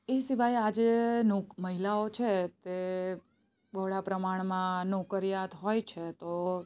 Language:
Gujarati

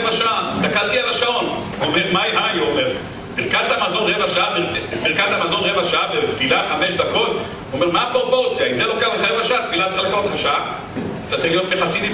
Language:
Hebrew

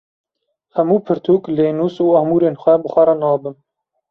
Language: Kurdish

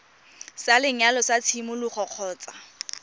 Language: Tswana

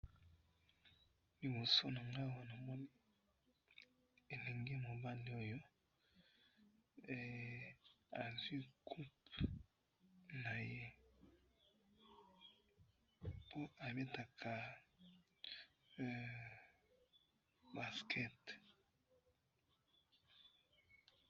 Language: Lingala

